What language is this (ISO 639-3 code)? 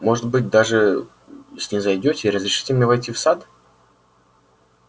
rus